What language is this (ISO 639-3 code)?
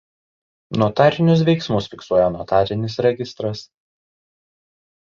lit